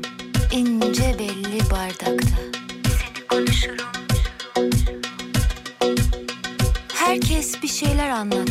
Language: Turkish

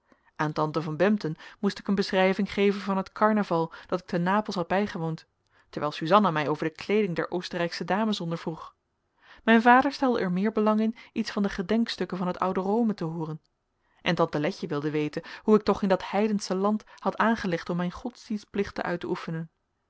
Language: Dutch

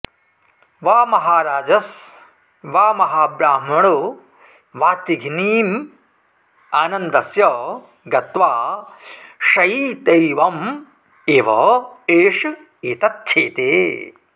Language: Sanskrit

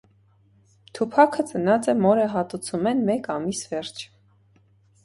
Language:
Armenian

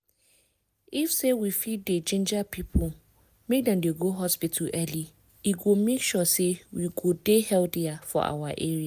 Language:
Nigerian Pidgin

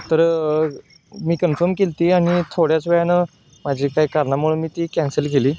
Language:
Marathi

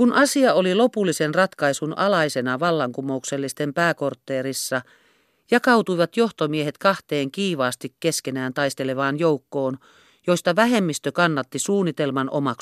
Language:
Finnish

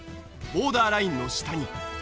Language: Japanese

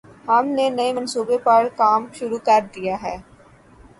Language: Urdu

